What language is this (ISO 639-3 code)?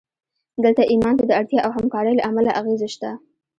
pus